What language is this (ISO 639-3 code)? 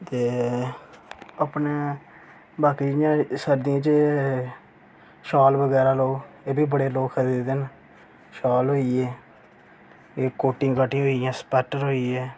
doi